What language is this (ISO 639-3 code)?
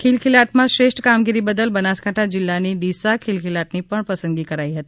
guj